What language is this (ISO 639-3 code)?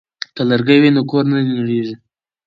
pus